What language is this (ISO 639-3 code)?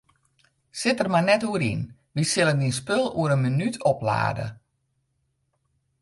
fry